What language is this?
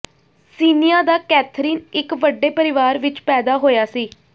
Punjabi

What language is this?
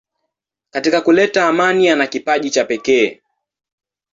Swahili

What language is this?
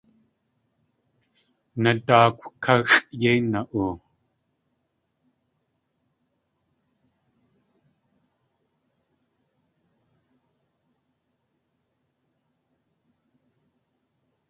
Tlingit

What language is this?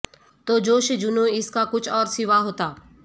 Urdu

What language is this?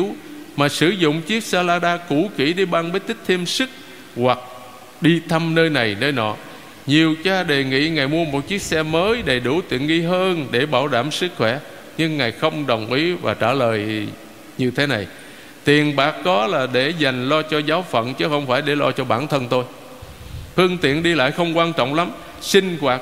Vietnamese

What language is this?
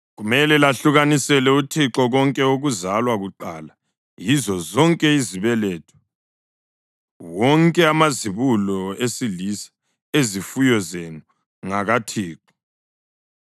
North Ndebele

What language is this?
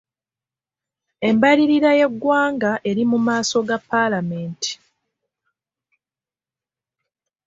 Ganda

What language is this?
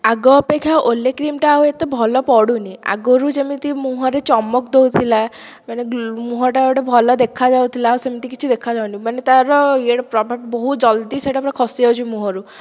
Odia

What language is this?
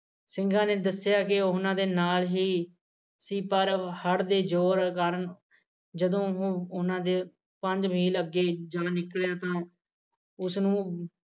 Punjabi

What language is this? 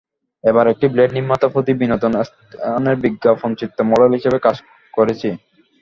Bangla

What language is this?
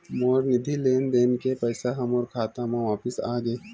Chhattisgarhi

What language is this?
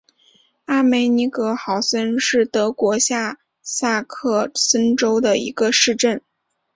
Chinese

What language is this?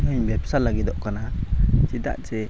Santali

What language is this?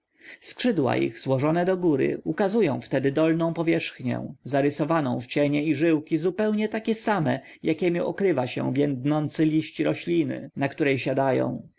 Polish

